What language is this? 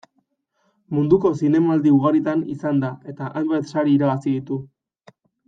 Basque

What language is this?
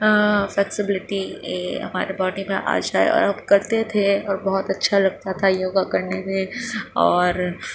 Urdu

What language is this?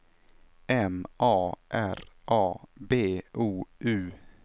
Swedish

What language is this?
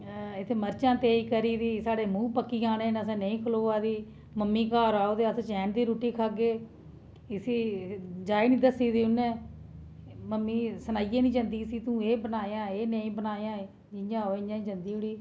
Dogri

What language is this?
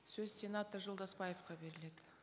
Kazakh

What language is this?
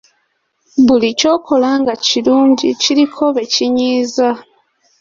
Ganda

